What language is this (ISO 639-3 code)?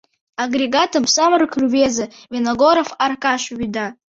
chm